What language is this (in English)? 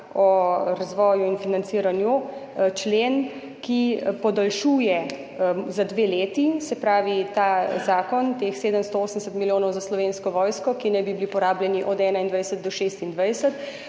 Slovenian